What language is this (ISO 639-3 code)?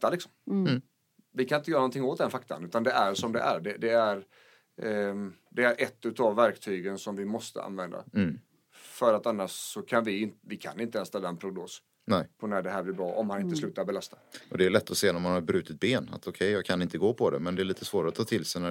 swe